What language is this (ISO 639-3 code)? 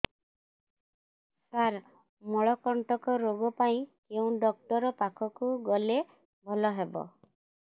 ori